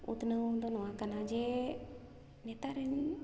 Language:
Santali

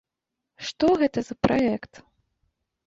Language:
Belarusian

